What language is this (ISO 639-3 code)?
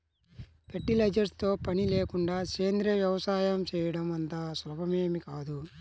tel